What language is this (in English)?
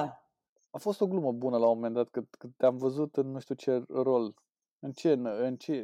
Romanian